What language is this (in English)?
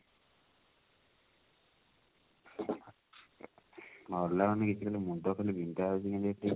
Odia